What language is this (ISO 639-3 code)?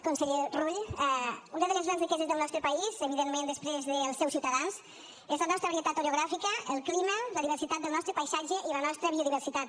cat